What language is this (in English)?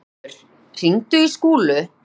Icelandic